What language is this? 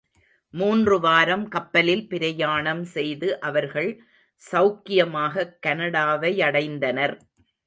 Tamil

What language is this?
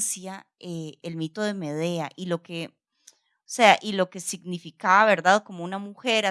Spanish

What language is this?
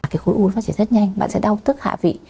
Vietnamese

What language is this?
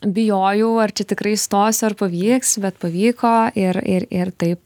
Lithuanian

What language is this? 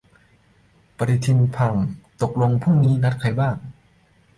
Thai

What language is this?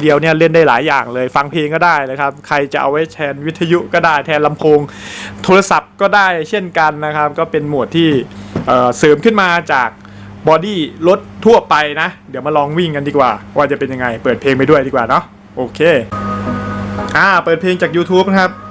Thai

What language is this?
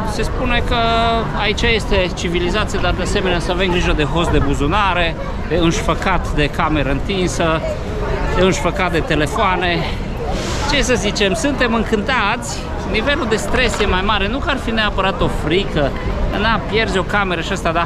Romanian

